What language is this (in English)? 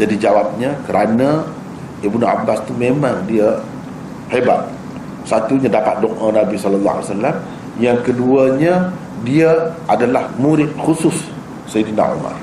Malay